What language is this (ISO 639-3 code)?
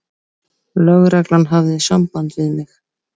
isl